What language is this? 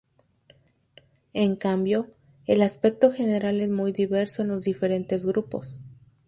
Spanish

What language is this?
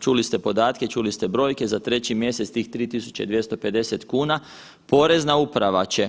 Croatian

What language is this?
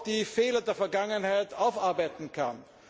German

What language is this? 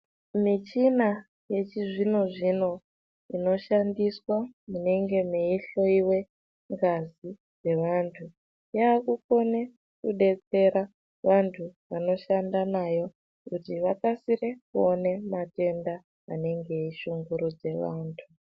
Ndau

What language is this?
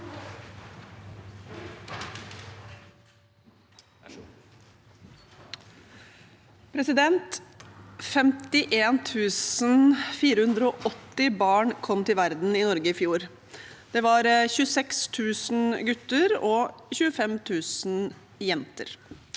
Norwegian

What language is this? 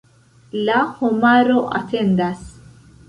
Esperanto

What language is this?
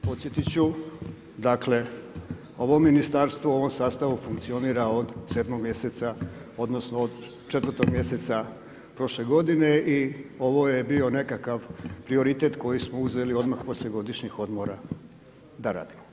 Croatian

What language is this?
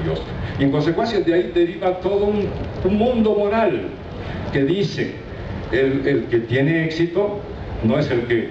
Spanish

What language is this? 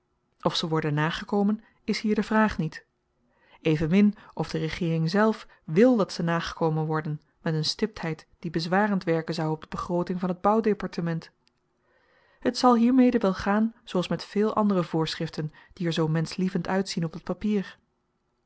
Dutch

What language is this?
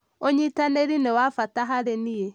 Kikuyu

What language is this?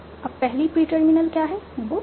Hindi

